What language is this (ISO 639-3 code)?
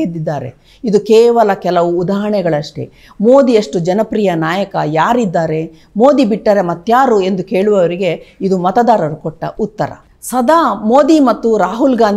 kan